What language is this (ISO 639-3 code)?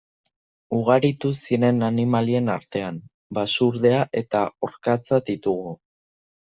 eus